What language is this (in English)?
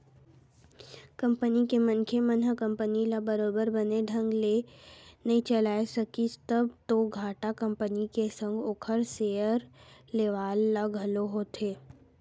Chhattisgarhi